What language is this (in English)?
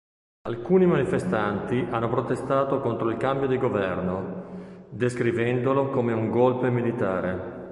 Italian